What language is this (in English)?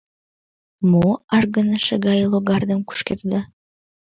Mari